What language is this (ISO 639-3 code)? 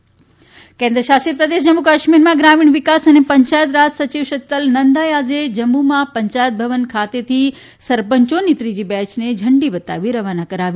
guj